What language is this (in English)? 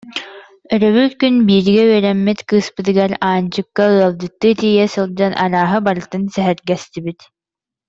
Yakut